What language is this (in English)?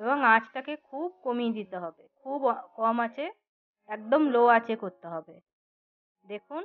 Bangla